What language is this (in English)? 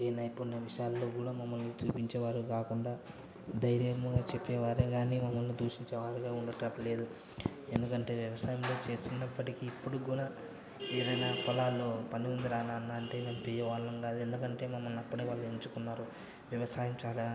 Telugu